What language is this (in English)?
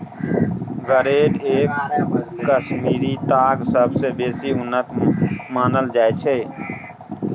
Maithili